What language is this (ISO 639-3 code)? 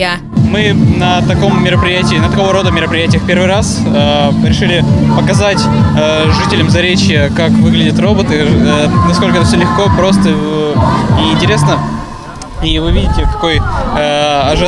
rus